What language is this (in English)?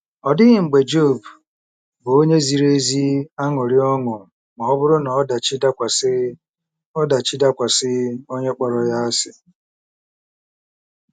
Igbo